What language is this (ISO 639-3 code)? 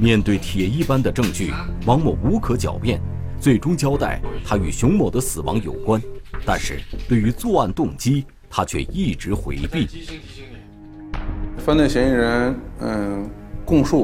zho